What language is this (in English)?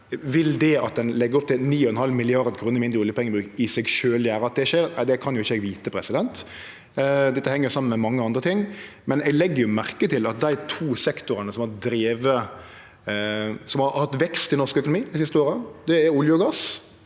Norwegian